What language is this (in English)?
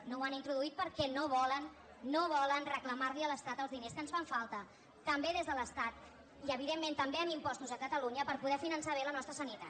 Catalan